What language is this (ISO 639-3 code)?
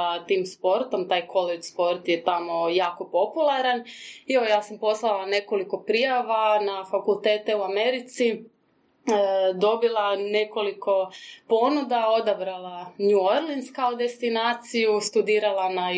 hrv